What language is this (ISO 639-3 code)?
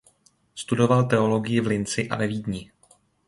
ces